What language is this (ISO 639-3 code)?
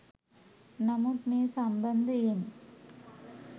sin